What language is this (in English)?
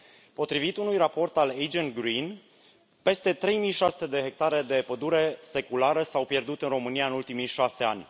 Romanian